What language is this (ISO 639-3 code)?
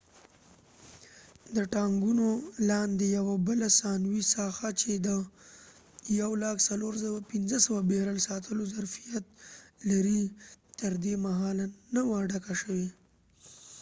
pus